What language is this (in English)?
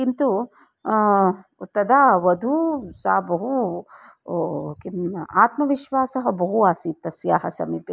Sanskrit